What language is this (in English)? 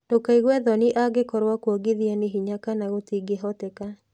Kikuyu